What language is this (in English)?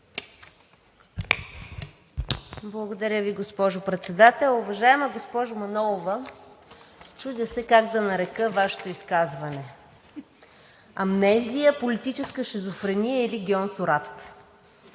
Bulgarian